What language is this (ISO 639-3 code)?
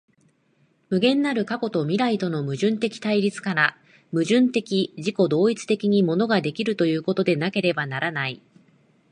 jpn